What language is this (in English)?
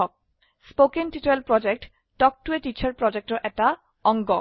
Assamese